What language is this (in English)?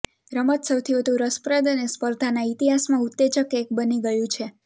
Gujarati